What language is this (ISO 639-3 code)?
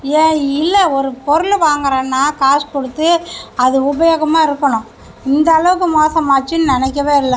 tam